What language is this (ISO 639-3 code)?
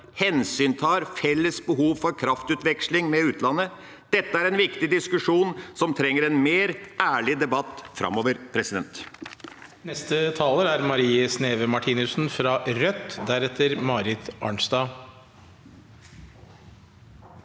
nor